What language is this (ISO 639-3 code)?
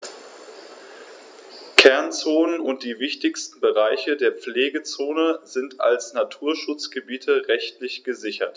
deu